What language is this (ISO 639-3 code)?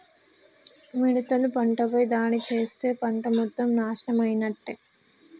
tel